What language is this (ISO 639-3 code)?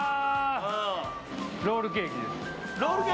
jpn